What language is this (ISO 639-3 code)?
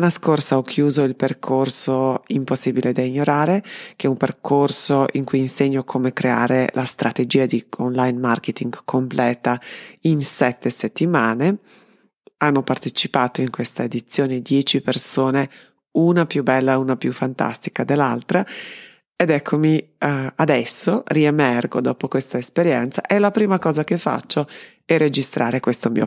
ita